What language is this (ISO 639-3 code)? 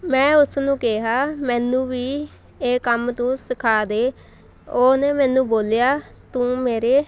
pan